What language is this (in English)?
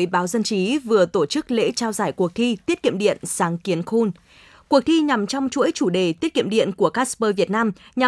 Vietnamese